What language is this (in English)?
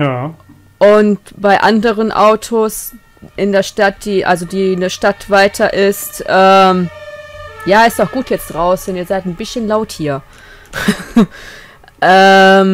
German